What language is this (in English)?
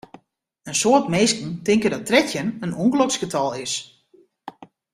Western Frisian